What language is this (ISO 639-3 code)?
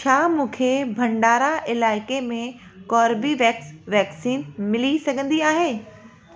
snd